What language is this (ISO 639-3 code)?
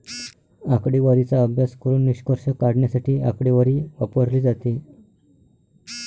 mar